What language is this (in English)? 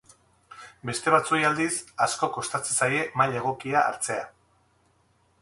Basque